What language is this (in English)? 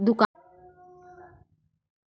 Chhattisgarhi